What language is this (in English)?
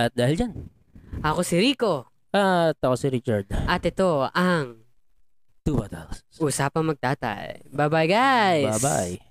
Filipino